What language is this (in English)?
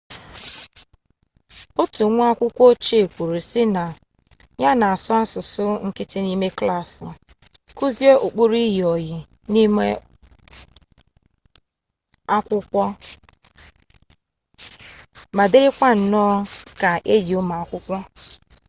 Igbo